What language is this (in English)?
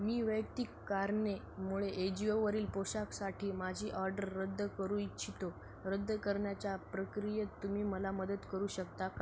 Marathi